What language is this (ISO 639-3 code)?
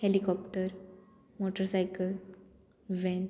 kok